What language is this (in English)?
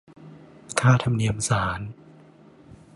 Thai